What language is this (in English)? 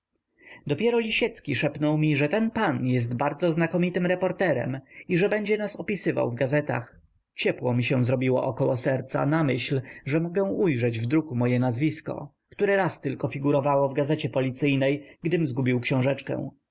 Polish